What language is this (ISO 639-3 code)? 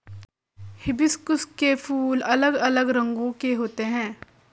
hin